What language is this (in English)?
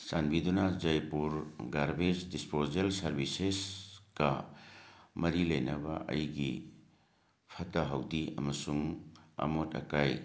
Manipuri